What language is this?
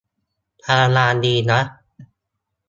Thai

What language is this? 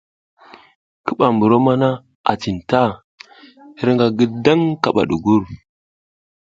South Giziga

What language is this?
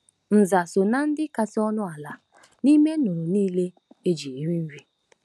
Igbo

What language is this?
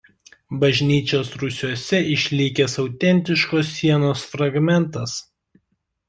Lithuanian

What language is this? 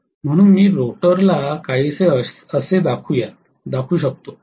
Marathi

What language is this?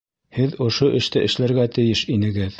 Bashkir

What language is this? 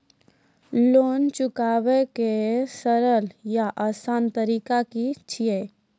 Maithili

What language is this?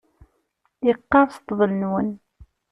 Kabyle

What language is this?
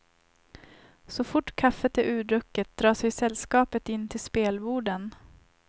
Swedish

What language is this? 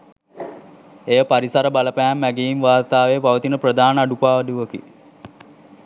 Sinhala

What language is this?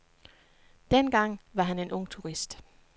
Danish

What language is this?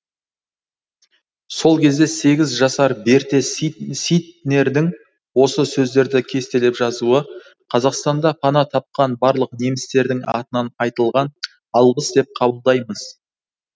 Kazakh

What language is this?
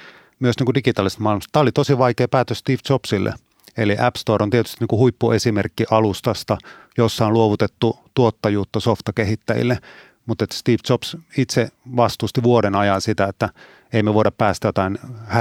Finnish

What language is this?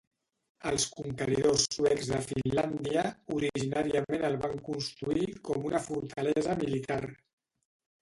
Catalan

